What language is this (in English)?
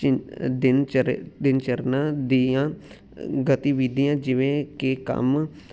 Punjabi